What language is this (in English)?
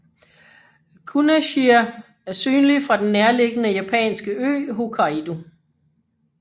Danish